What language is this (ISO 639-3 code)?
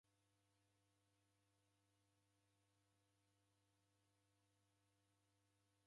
dav